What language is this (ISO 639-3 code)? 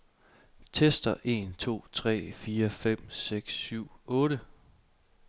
dan